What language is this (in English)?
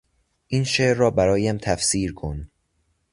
Persian